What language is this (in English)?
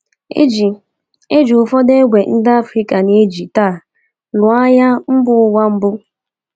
Igbo